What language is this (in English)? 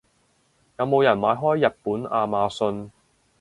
Cantonese